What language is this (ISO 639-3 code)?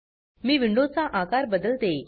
mar